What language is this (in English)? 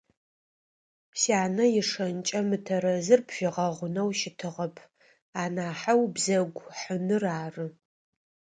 Adyghe